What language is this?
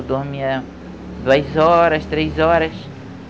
Portuguese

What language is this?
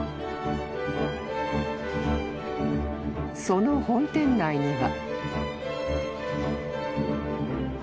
Japanese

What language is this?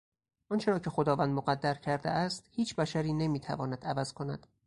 Persian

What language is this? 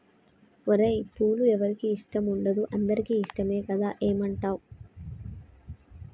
Telugu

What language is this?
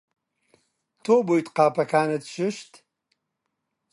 Central Kurdish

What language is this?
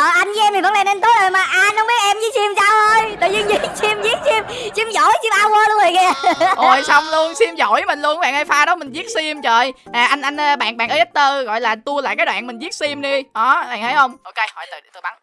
Vietnamese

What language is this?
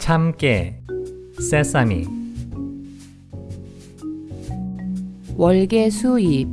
Korean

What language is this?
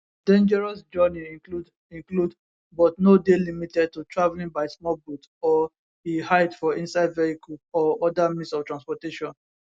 Nigerian Pidgin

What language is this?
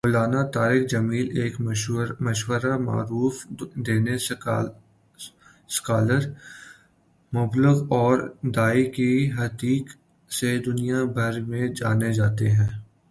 Urdu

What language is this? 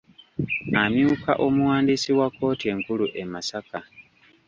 Ganda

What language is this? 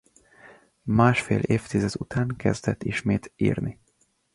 Hungarian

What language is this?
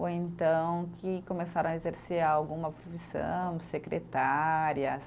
Portuguese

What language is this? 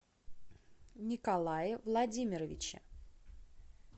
Russian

